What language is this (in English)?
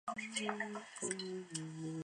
Chinese